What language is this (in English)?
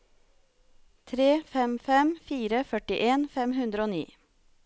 Norwegian